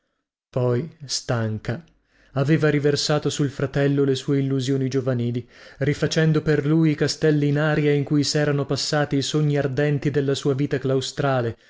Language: Italian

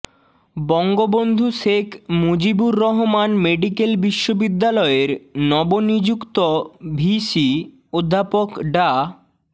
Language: Bangla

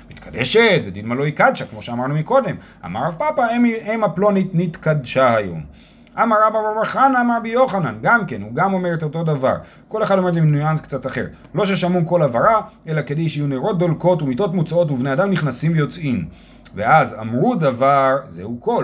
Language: Hebrew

